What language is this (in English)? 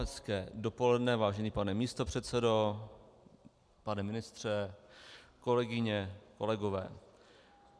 Czech